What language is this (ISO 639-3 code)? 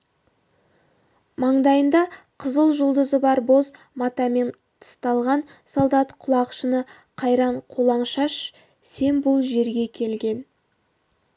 kaz